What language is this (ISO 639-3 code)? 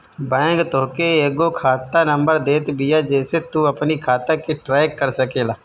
bho